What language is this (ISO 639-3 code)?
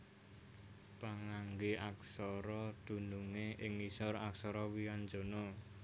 jav